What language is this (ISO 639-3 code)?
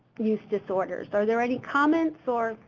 eng